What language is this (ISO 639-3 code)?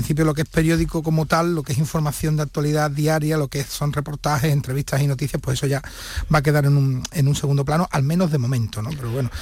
spa